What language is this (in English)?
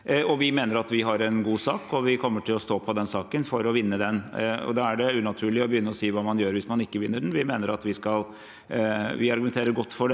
Norwegian